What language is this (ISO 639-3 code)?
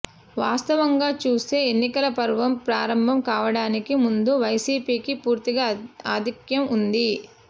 tel